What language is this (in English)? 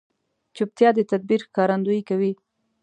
Pashto